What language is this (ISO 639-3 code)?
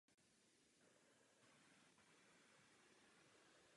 ces